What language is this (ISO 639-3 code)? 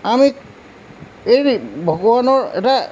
asm